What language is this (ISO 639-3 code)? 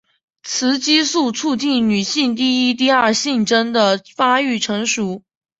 zho